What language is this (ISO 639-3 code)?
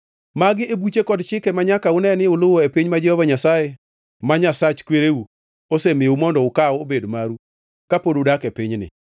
luo